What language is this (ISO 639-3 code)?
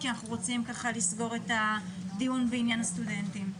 heb